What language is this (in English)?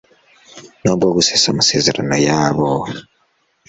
Kinyarwanda